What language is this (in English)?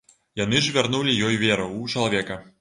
Belarusian